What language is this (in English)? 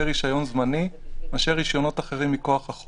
Hebrew